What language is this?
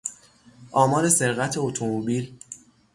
Persian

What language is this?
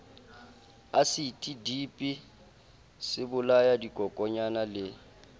Southern Sotho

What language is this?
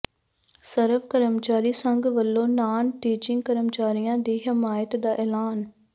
Punjabi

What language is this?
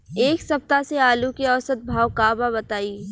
Bhojpuri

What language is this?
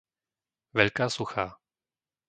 Slovak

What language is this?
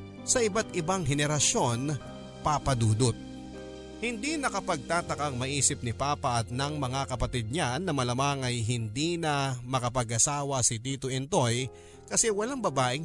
Filipino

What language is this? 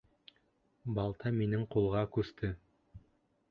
Bashkir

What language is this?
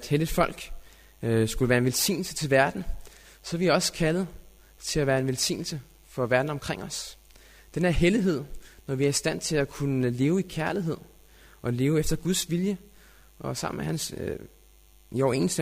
Danish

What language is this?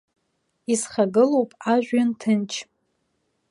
Abkhazian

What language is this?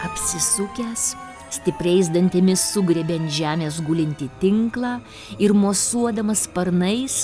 Lithuanian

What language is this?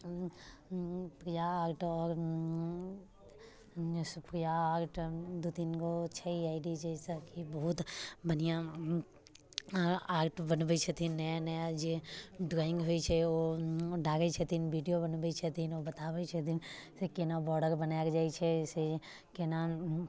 Maithili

